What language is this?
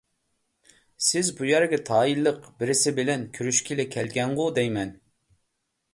Uyghur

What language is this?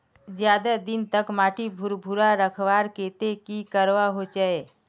Magahi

